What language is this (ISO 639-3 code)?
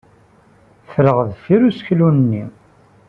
kab